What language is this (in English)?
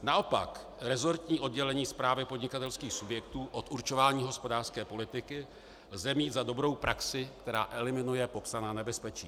Czech